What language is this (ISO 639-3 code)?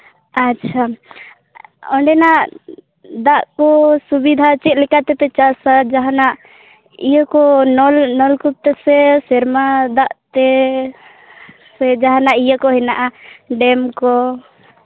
sat